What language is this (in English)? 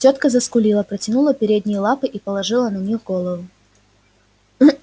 Russian